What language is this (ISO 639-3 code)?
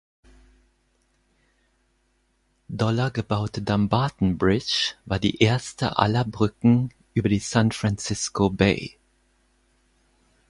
deu